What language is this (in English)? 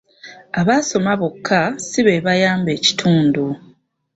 Ganda